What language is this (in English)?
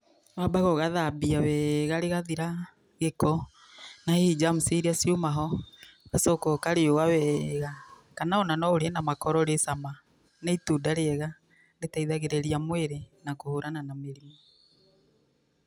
Kikuyu